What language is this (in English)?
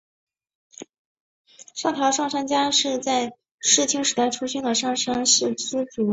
Chinese